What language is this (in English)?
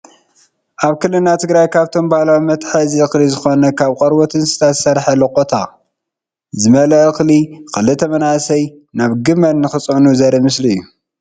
Tigrinya